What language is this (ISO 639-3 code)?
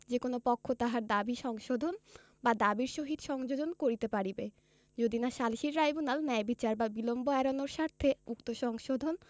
ben